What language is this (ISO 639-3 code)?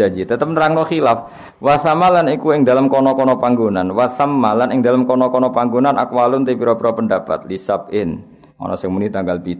msa